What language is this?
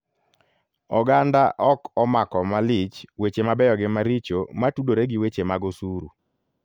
Luo (Kenya and Tanzania)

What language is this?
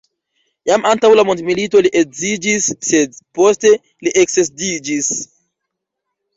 Esperanto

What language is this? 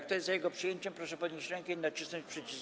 Polish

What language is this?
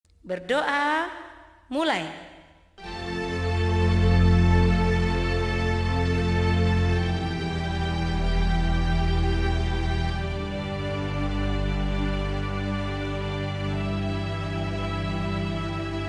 Indonesian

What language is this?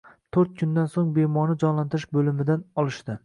Uzbek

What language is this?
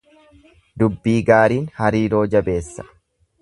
Oromo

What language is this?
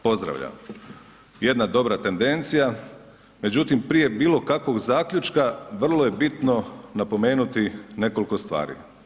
Croatian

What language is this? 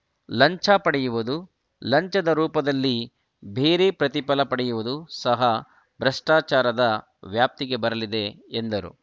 Kannada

